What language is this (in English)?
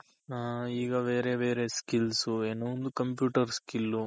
Kannada